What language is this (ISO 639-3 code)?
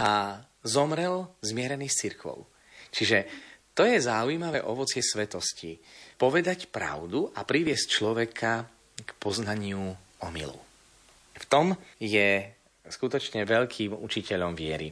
slk